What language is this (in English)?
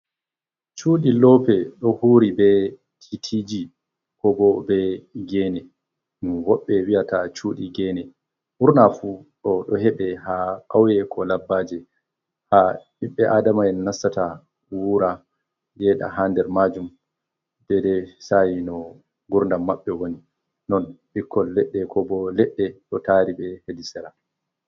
Fula